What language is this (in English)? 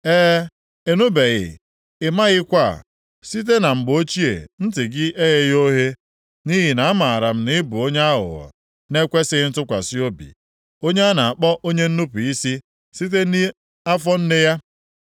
Igbo